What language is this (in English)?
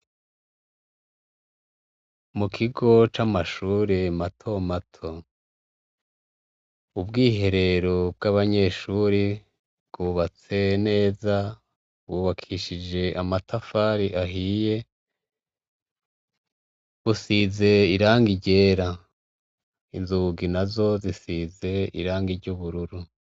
Rundi